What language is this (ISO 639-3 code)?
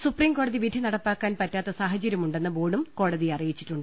mal